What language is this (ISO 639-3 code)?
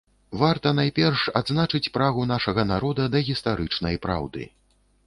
bel